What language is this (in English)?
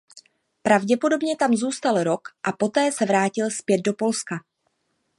Czech